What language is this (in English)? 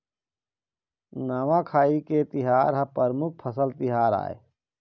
Chhattisgarhi